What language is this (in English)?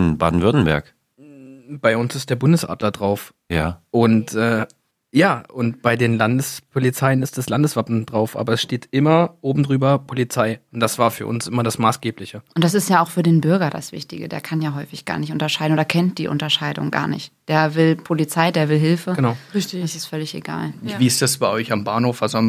German